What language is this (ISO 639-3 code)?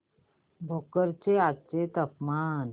mar